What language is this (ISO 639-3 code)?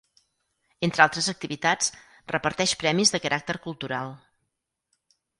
cat